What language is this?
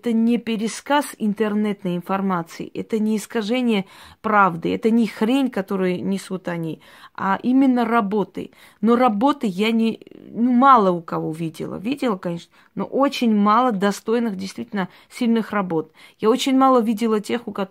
Russian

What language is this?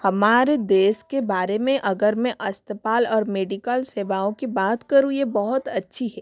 Hindi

